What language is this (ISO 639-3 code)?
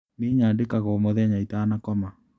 kik